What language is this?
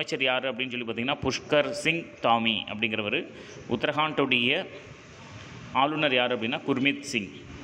Hindi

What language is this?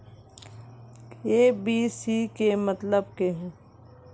Magahi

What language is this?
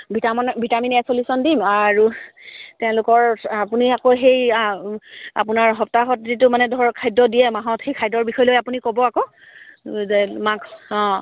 Assamese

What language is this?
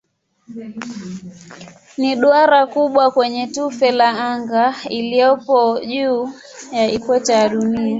Swahili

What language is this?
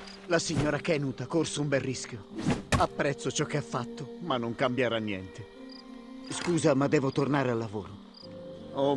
Italian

